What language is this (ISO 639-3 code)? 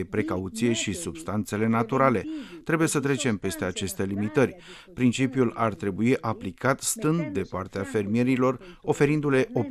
ron